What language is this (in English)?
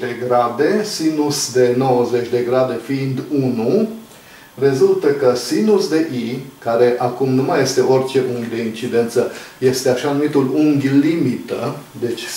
Romanian